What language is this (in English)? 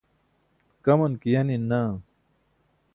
Burushaski